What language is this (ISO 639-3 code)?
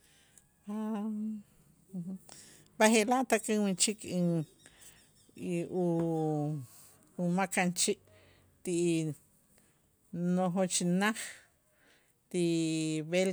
itz